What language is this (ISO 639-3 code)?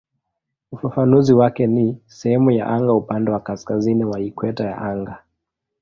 swa